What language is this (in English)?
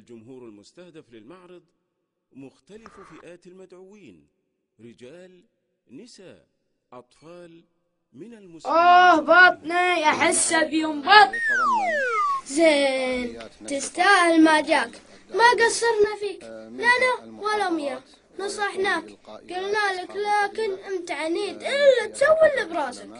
Arabic